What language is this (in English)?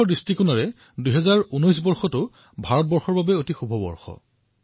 Assamese